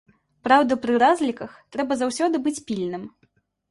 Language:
Belarusian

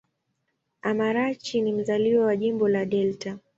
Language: Swahili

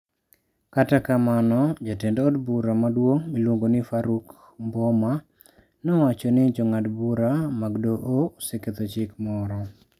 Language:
Luo (Kenya and Tanzania)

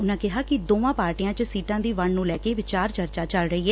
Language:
Punjabi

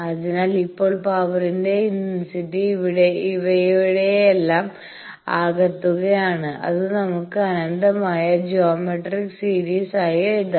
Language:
Malayalam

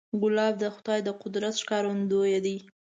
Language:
Pashto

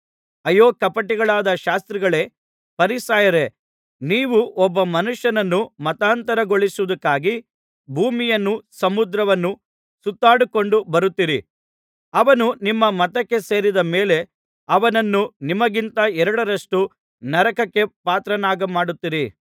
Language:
Kannada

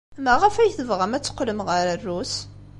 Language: Kabyle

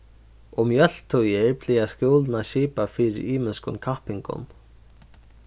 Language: Faroese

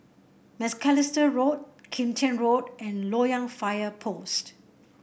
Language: English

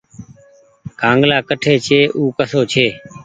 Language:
Goaria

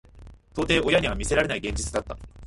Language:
Japanese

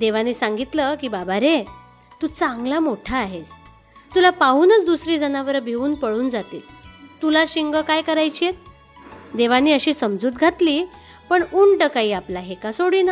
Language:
Marathi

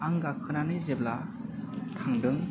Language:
Bodo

